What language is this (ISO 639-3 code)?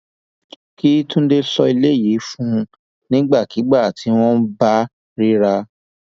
yor